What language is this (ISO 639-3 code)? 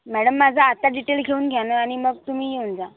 mar